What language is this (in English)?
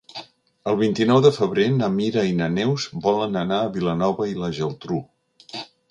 Catalan